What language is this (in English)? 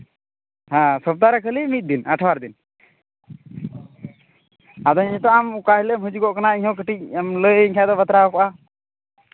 Santali